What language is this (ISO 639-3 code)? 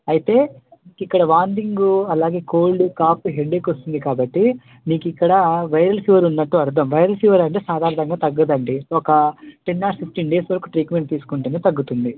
tel